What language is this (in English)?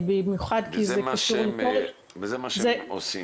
Hebrew